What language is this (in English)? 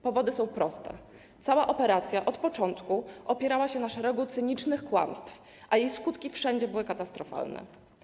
Polish